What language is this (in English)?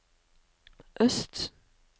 Norwegian